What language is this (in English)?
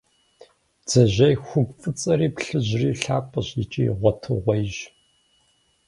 Kabardian